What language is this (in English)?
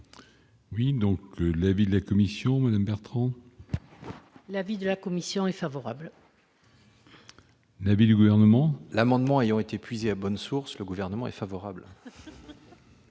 French